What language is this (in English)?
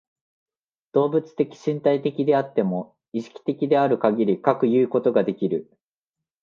Japanese